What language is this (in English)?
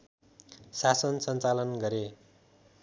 Nepali